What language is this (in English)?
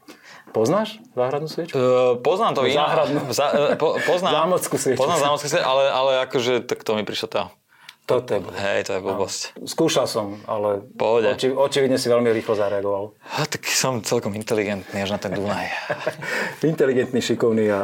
Slovak